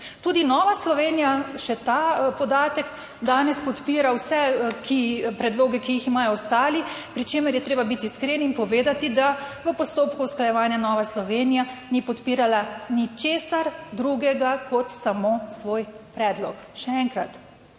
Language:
Slovenian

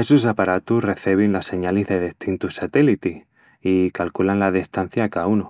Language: Extremaduran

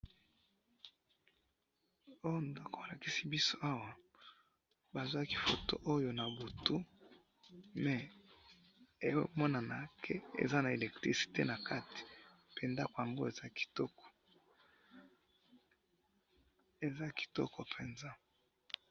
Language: Lingala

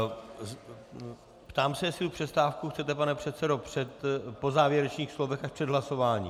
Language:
Czech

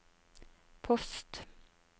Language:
Norwegian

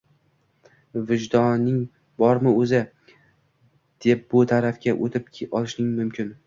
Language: Uzbek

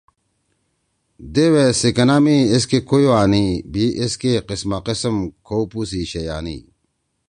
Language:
Torwali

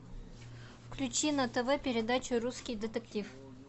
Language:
Russian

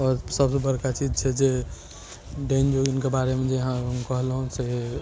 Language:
Maithili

